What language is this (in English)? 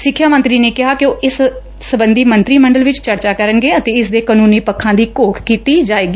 Punjabi